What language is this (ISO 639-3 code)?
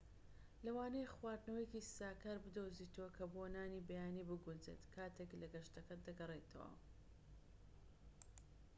ckb